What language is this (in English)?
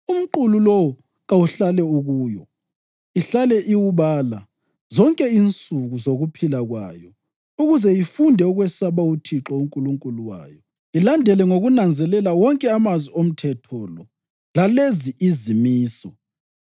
North Ndebele